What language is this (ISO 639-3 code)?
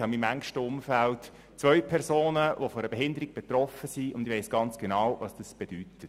gsw